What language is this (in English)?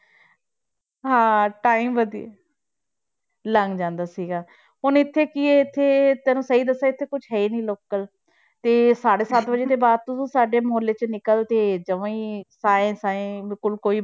Punjabi